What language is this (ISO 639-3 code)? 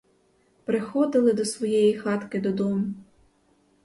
ukr